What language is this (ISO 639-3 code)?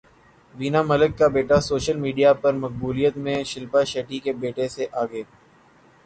urd